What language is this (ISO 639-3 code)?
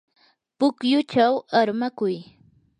qur